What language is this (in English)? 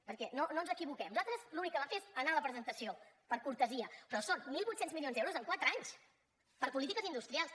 Catalan